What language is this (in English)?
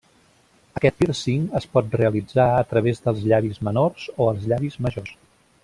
Catalan